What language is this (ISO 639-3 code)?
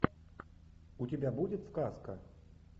rus